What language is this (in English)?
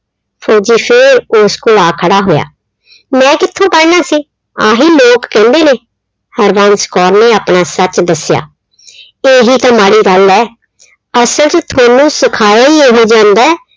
Punjabi